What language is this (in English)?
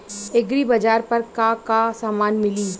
Bhojpuri